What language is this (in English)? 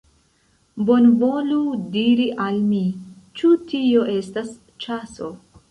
Esperanto